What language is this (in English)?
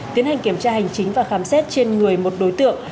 Vietnamese